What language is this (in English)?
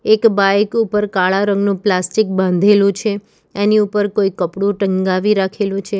Gujarati